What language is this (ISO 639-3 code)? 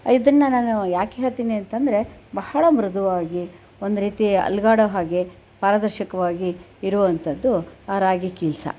kan